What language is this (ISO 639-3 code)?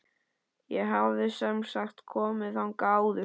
isl